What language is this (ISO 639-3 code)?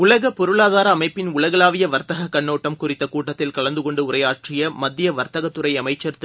tam